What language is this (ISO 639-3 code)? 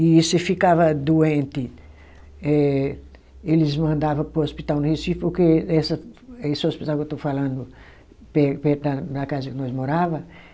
por